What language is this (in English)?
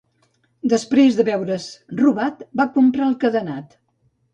Catalan